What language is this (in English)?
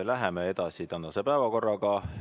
Estonian